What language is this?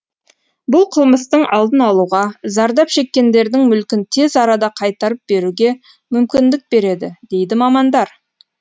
Kazakh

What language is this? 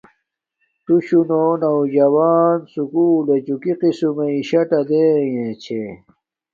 Domaaki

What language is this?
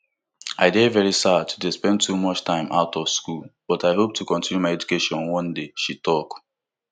Nigerian Pidgin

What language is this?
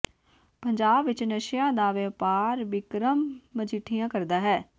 Punjabi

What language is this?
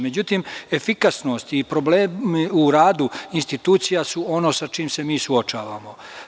Serbian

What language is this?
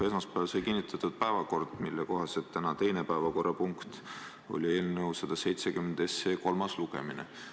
Estonian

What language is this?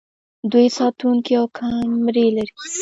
Pashto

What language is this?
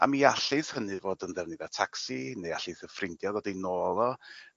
Welsh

